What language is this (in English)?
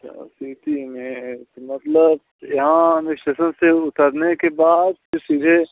Hindi